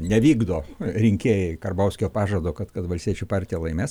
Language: Lithuanian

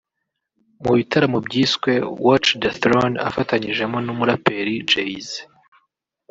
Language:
Kinyarwanda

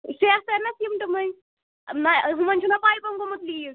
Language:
Kashmiri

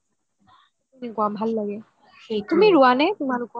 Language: Assamese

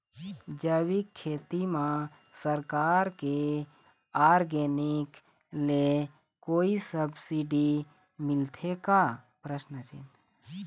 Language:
Chhattisgarhi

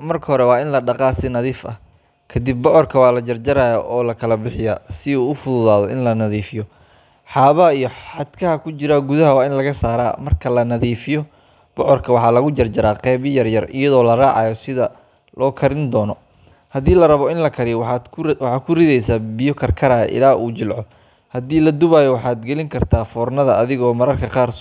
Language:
Somali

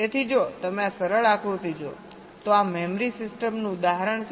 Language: Gujarati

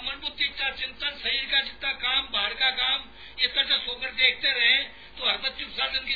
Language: Hindi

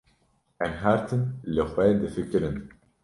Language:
Kurdish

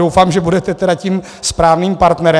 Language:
Czech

